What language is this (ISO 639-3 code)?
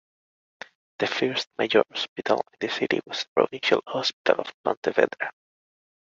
eng